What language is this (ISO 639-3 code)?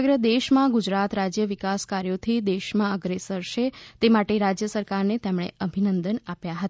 guj